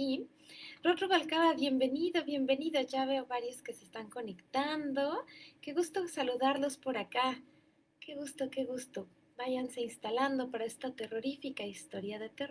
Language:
Spanish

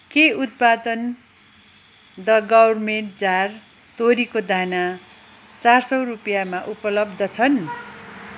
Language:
Nepali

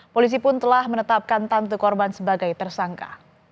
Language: Indonesian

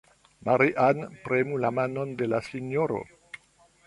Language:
Esperanto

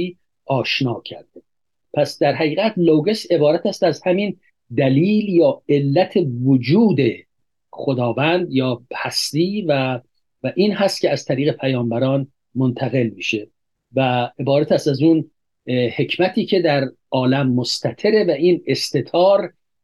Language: Persian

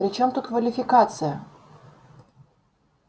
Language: Russian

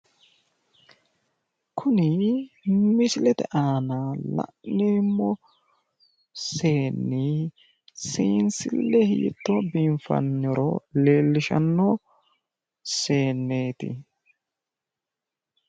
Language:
Sidamo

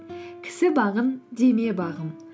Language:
Kazakh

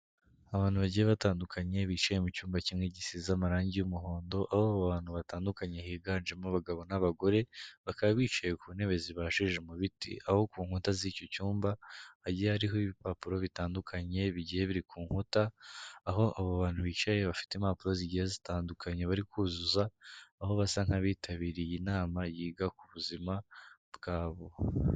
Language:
Kinyarwanda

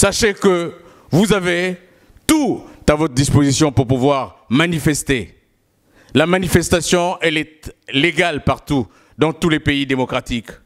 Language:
French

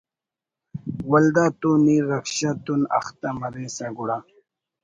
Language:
Brahui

